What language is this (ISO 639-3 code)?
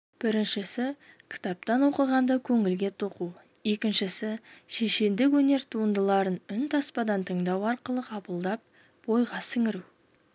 kaz